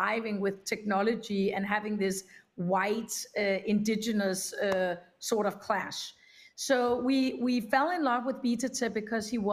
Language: English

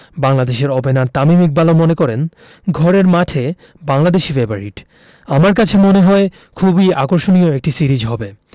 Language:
Bangla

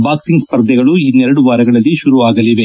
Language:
Kannada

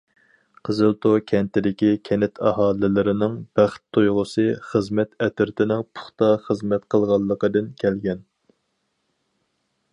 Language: Uyghur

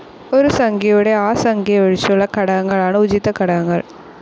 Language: Malayalam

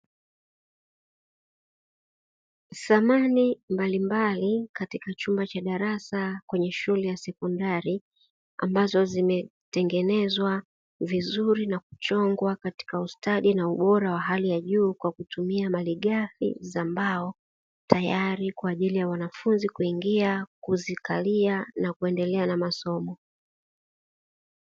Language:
Swahili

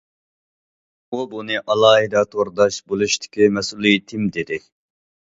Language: Uyghur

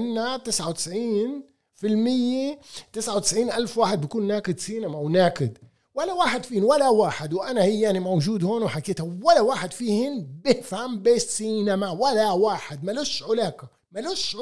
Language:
Arabic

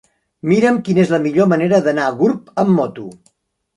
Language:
Catalan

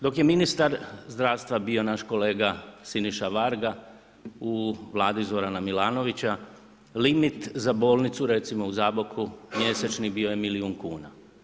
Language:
Croatian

